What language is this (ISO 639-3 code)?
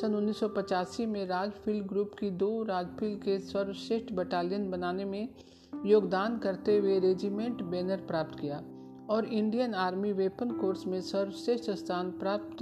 hin